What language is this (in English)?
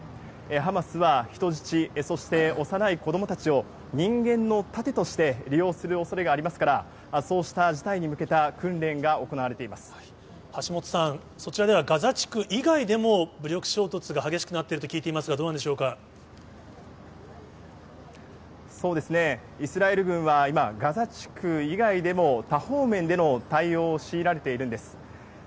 Japanese